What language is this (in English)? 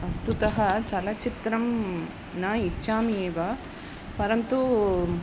Sanskrit